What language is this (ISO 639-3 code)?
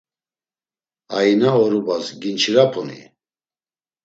lzz